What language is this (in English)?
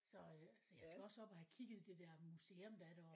Danish